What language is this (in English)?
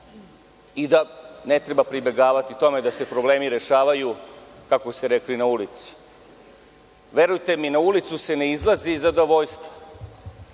Serbian